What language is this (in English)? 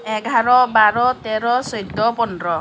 Assamese